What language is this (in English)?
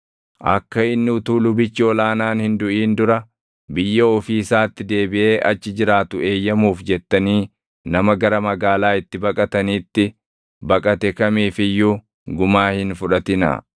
Oromo